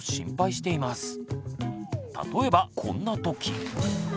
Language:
Japanese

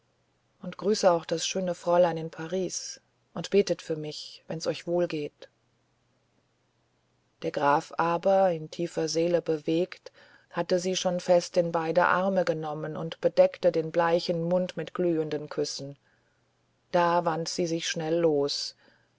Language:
German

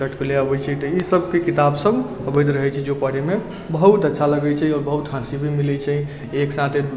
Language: Maithili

